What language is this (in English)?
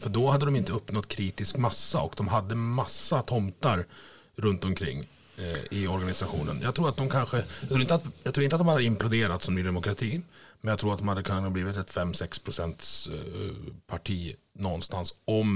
Swedish